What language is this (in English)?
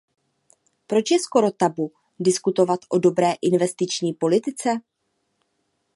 Czech